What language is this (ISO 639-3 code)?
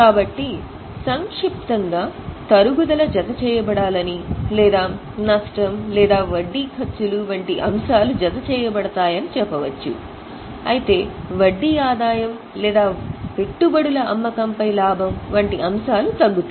tel